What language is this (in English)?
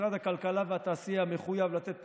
Hebrew